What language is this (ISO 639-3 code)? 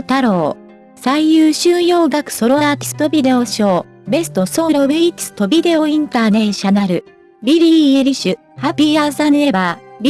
jpn